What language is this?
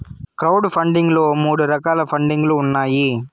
Telugu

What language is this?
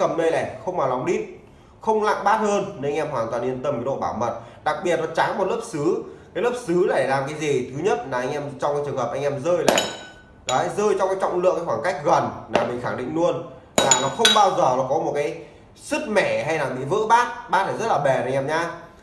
Vietnamese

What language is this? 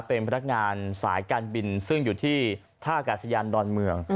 Thai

